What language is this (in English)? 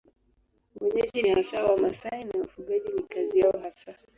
Swahili